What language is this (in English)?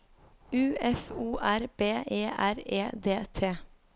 Norwegian